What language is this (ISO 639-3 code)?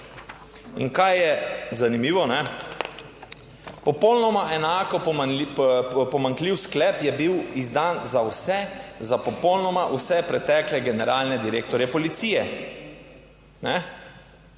slv